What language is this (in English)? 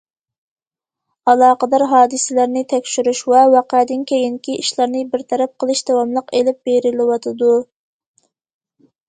Uyghur